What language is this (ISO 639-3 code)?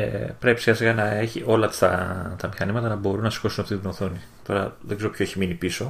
ell